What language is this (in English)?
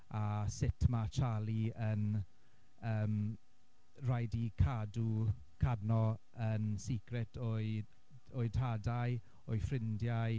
Welsh